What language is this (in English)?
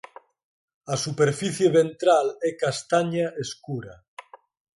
Galician